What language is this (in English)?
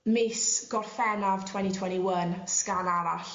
Welsh